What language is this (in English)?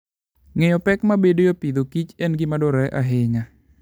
Luo (Kenya and Tanzania)